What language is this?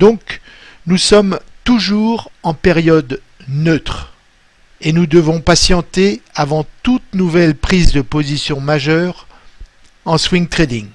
French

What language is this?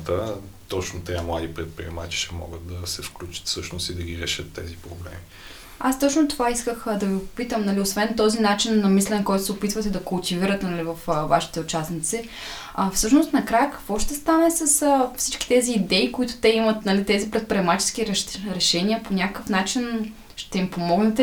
Bulgarian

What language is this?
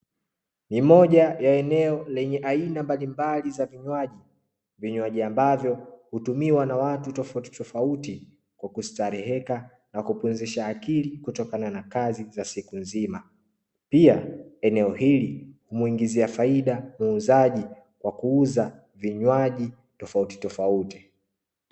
Swahili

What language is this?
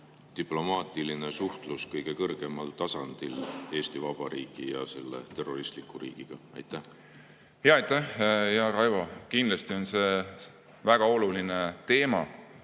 Estonian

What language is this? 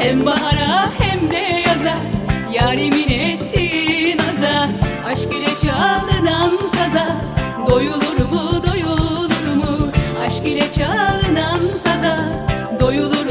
Turkish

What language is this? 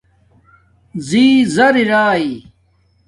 Domaaki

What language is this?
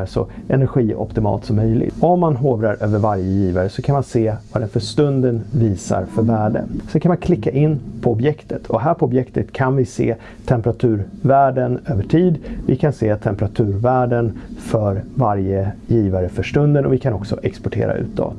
Swedish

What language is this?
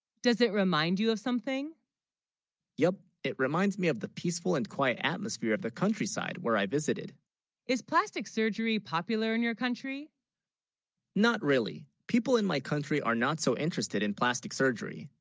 English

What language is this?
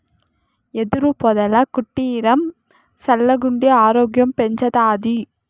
Telugu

